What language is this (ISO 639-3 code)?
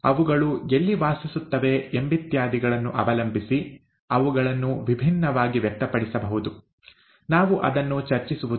kan